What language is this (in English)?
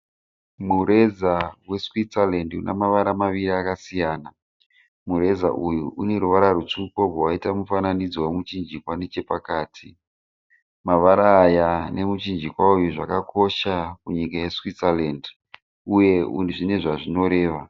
Shona